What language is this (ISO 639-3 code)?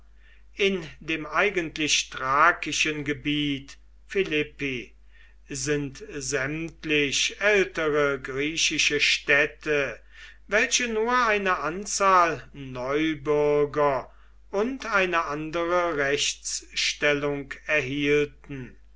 deu